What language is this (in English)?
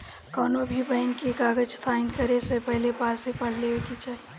Bhojpuri